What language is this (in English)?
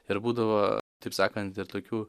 Lithuanian